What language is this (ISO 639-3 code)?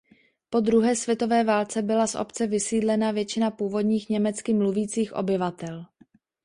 ces